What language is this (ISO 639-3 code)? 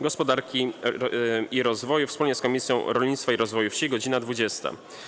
pol